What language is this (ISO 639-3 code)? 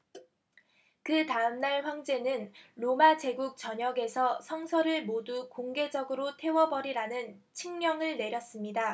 kor